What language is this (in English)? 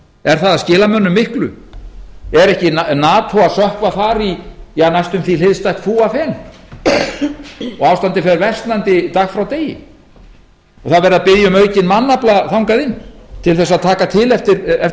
Icelandic